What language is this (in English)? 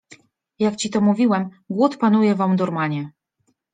Polish